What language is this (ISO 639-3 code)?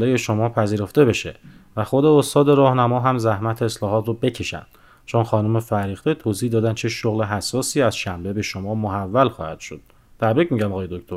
fas